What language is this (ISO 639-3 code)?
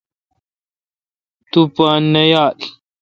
xka